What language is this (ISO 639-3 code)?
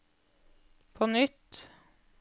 nor